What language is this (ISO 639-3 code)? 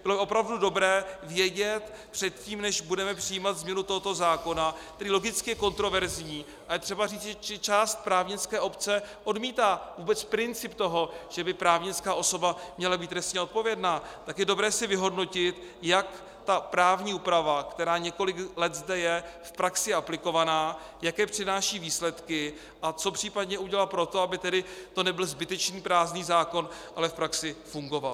ces